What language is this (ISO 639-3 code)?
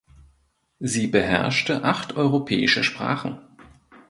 deu